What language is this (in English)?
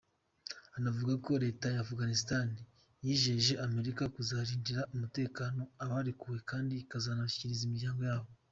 Kinyarwanda